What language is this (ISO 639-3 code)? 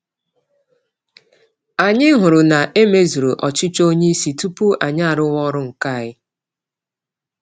ibo